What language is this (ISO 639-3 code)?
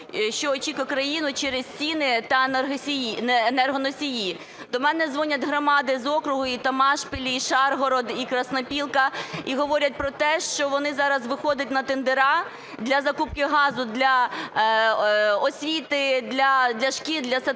ukr